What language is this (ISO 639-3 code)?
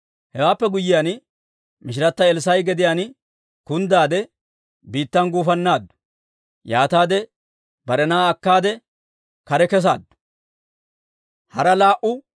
dwr